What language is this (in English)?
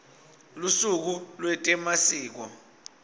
Swati